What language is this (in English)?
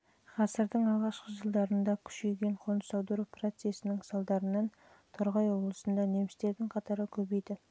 Kazakh